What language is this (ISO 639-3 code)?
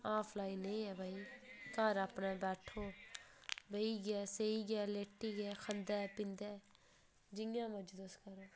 doi